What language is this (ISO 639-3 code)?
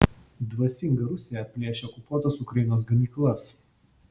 lit